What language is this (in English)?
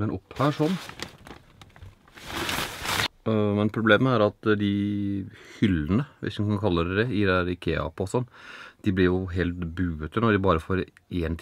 Norwegian